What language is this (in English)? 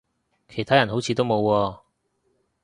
Cantonese